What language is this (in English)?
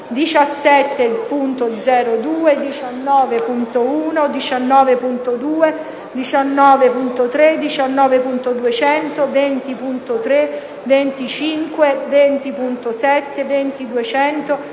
Italian